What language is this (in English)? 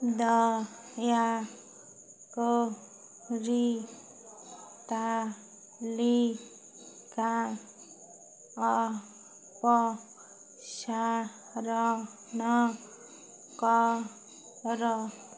Odia